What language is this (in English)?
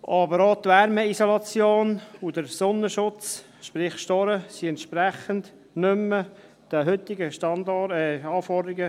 Swiss German